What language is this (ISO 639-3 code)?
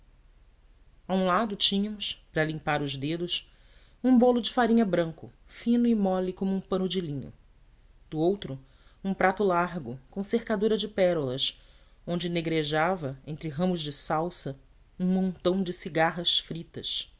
por